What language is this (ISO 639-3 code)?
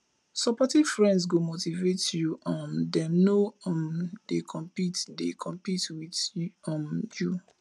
pcm